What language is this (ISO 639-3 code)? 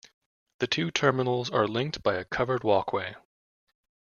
eng